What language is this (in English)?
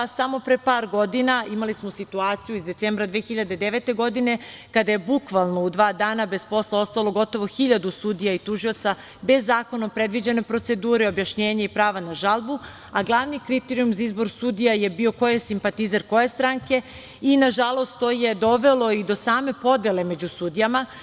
Serbian